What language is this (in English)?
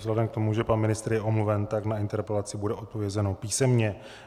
Czech